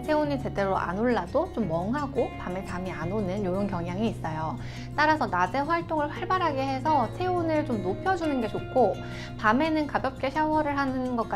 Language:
Korean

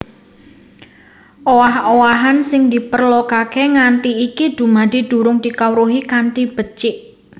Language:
Javanese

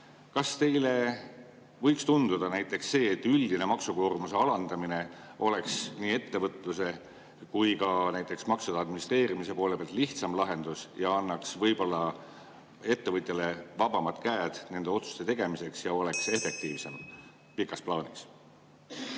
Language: Estonian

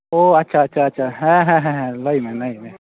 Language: Santali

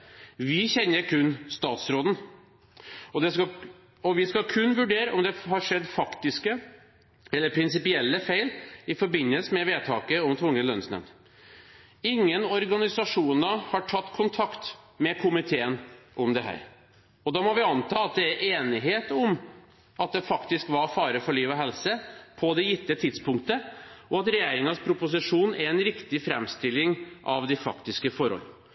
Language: Norwegian Bokmål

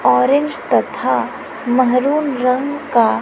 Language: Hindi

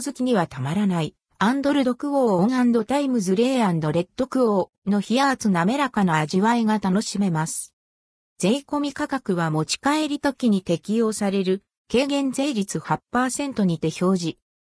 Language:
Japanese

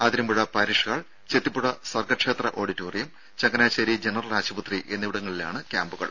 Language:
Malayalam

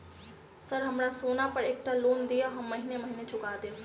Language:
Maithili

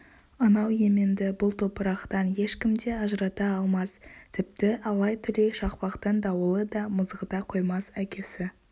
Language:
Kazakh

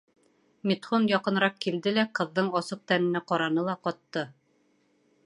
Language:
Bashkir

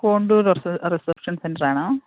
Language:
Malayalam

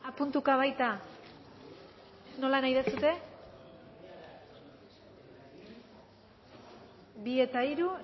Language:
Basque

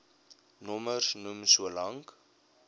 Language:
Afrikaans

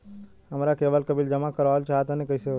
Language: Bhojpuri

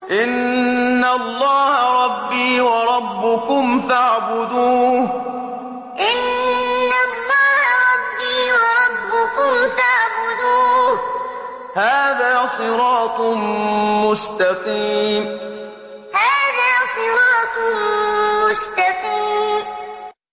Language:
Arabic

